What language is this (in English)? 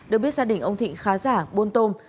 Vietnamese